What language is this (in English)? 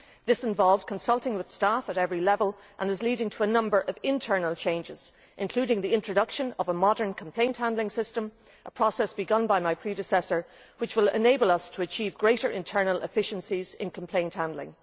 English